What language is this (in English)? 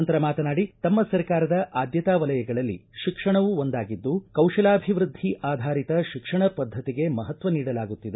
Kannada